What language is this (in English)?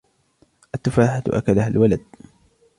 Arabic